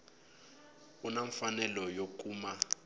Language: Tsonga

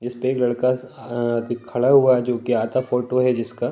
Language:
Hindi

